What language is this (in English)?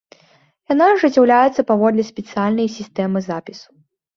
Belarusian